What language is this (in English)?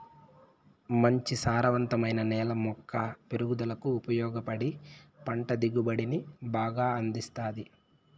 Telugu